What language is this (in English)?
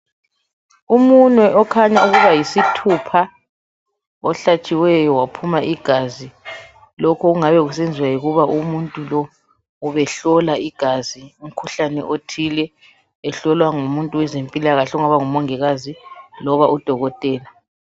North Ndebele